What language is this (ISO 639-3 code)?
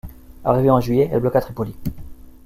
fra